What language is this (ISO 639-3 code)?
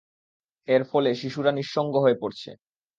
ben